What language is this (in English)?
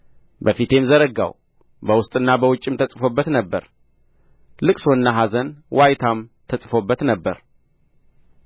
Amharic